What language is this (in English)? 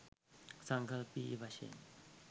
Sinhala